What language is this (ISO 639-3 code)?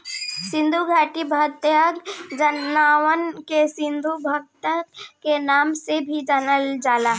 bho